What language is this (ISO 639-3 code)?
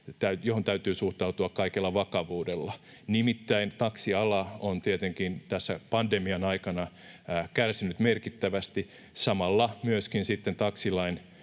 fin